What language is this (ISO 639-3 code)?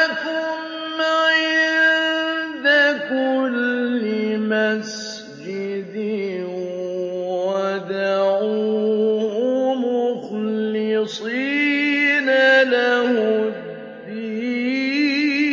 ara